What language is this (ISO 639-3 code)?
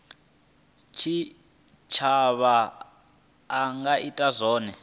ven